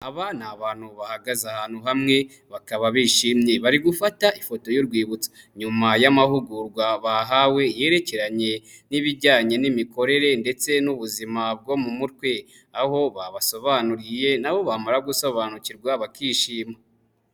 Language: Kinyarwanda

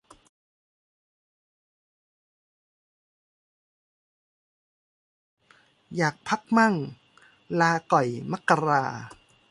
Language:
Thai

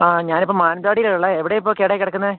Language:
Malayalam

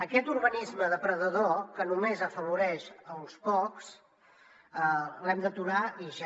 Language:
Catalan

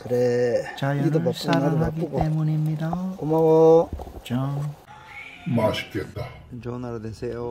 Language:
Korean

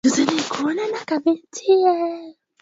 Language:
Swahili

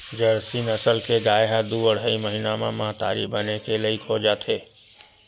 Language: Chhattisgarhi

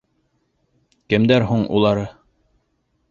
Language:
Bashkir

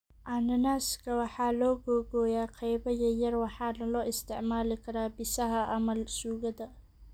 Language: Somali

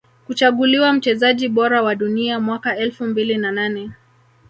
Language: Swahili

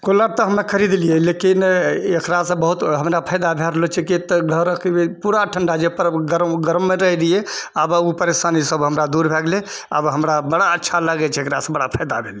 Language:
Maithili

